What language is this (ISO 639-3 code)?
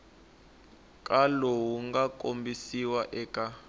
tso